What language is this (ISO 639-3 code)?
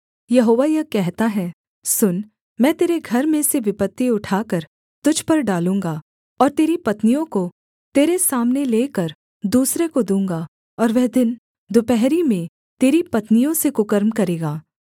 hin